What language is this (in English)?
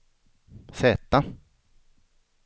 Swedish